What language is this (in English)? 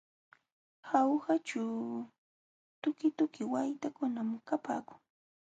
Jauja Wanca Quechua